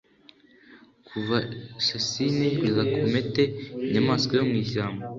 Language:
Kinyarwanda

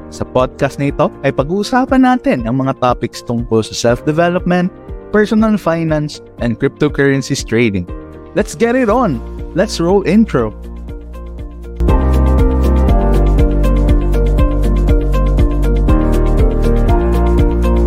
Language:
Filipino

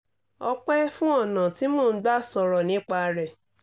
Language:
Yoruba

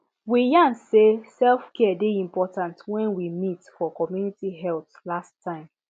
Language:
Nigerian Pidgin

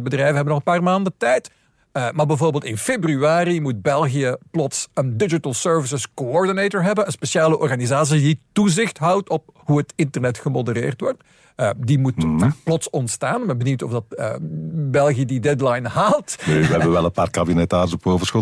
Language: Dutch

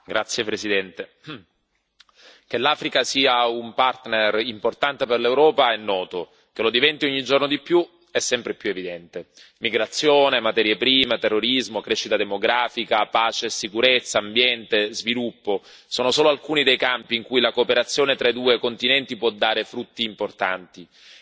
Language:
Italian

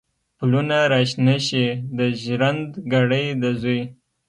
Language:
Pashto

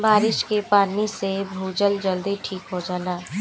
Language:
Bhojpuri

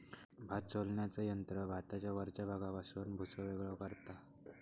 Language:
Marathi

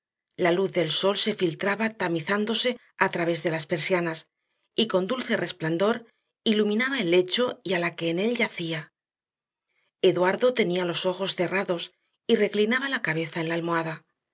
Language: Spanish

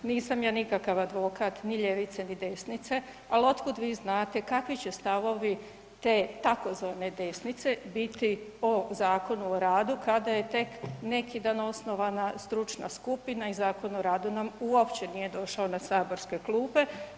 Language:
Croatian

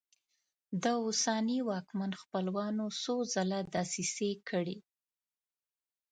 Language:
Pashto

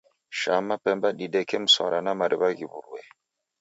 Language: Taita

